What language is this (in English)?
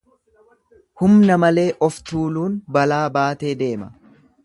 Oromo